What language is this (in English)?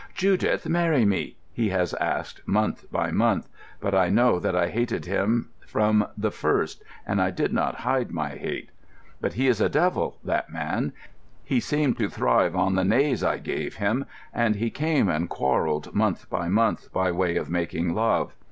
English